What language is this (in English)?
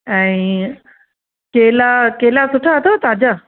Sindhi